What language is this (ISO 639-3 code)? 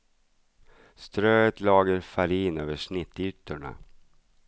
swe